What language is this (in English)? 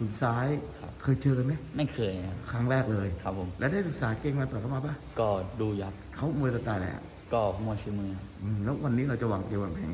Thai